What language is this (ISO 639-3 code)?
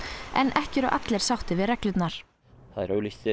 isl